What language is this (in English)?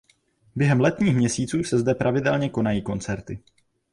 Czech